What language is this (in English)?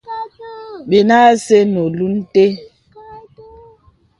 Bebele